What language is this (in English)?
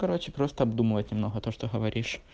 Russian